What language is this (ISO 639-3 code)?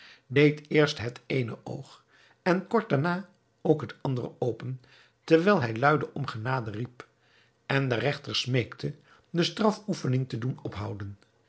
nld